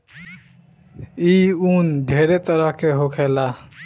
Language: Bhojpuri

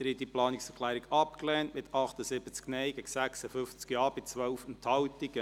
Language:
Swiss German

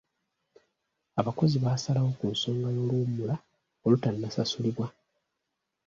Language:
Ganda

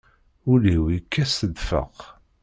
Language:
Kabyle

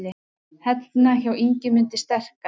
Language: Icelandic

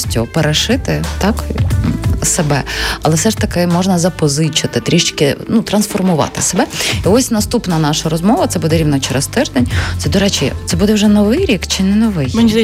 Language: Ukrainian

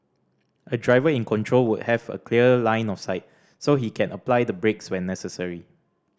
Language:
English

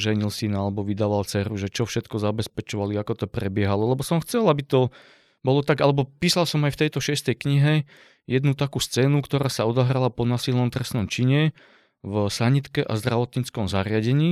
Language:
Slovak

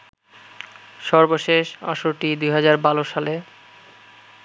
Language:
Bangla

